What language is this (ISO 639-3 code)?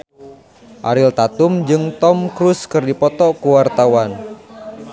sun